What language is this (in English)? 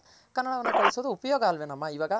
Kannada